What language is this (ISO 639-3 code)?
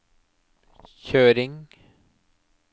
nor